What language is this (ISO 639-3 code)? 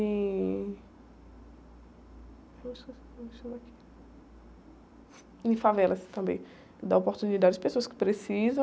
por